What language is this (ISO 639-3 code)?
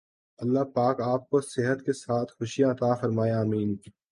urd